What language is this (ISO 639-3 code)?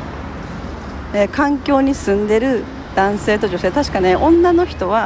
jpn